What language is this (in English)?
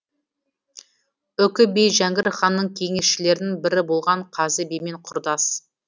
Kazakh